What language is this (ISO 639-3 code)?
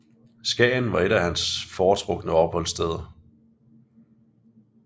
dan